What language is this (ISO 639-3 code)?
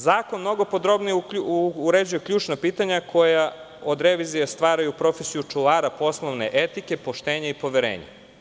srp